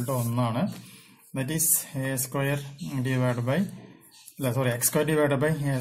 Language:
Malayalam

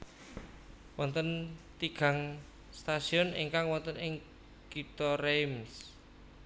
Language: Javanese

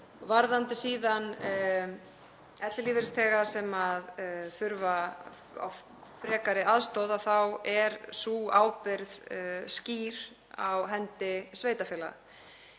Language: Icelandic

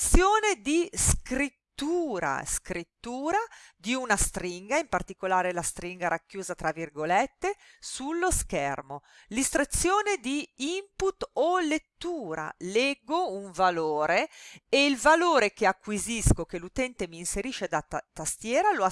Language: Italian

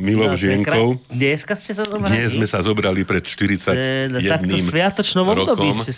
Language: Slovak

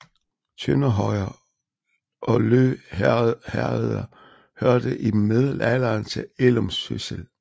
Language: Danish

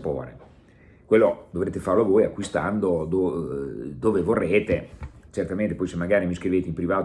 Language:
Italian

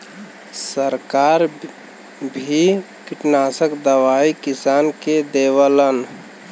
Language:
Bhojpuri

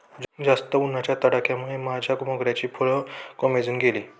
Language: Marathi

